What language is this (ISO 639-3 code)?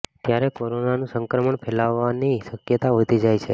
guj